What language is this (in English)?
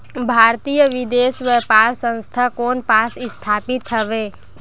Chhattisgarhi